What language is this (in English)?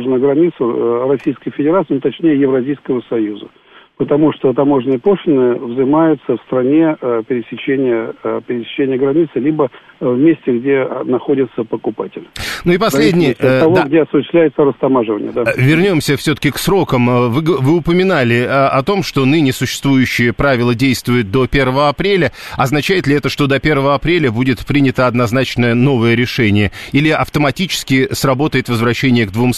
Russian